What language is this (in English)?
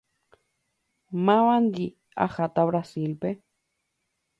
Guarani